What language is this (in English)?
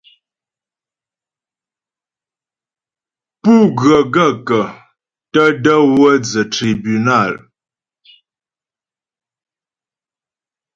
Ghomala